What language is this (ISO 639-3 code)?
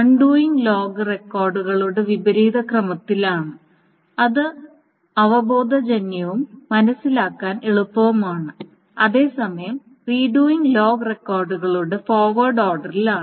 mal